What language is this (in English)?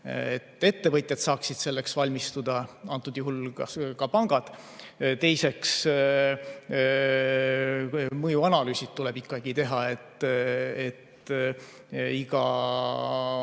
Estonian